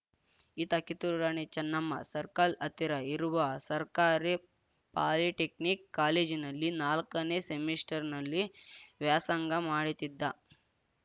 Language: Kannada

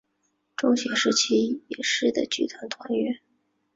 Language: Chinese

